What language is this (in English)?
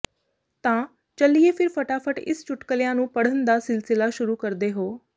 Punjabi